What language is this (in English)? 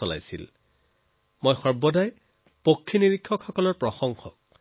Assamese